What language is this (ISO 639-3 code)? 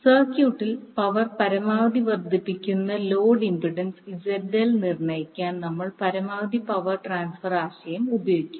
mal